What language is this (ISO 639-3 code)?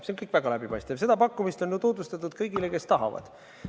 est